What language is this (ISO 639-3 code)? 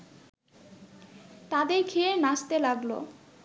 ben